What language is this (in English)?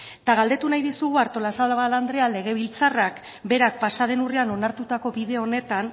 Basque